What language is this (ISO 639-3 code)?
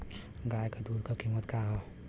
bho